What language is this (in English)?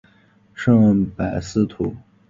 Chinese